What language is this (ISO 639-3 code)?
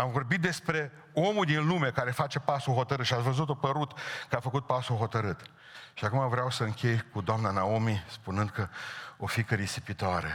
ron